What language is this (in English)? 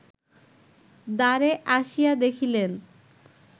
Bangla